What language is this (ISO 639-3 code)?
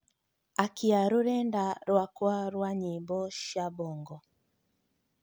kik